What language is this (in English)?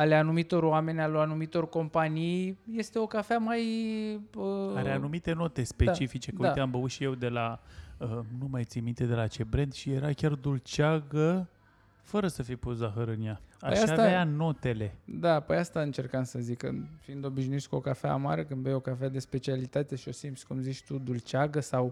Romanian